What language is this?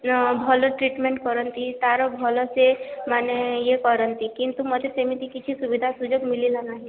Odia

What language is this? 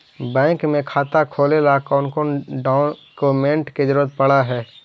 Magahi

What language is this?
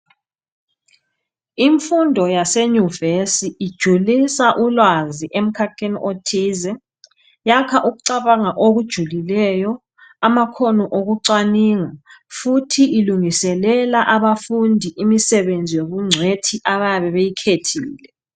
North Ndebele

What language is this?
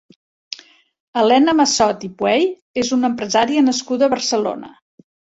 Catalan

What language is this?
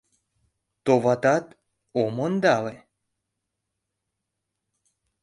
Mari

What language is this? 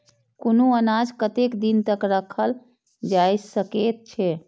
Maithili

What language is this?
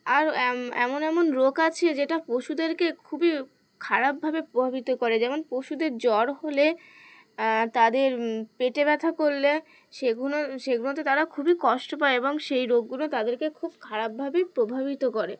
Bangla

